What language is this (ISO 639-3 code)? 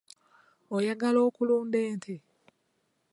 lug